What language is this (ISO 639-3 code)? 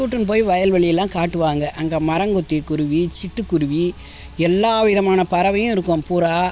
tam